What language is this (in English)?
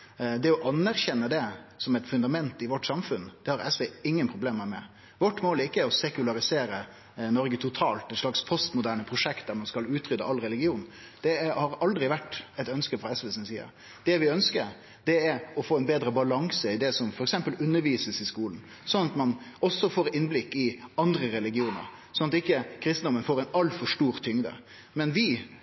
Norwegian Nynorsk